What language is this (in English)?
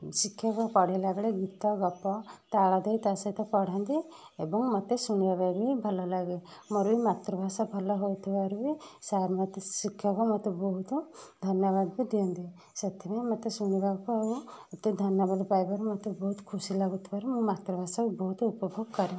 Odia